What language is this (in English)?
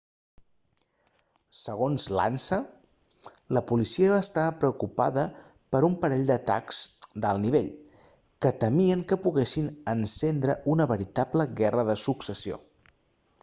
Catalan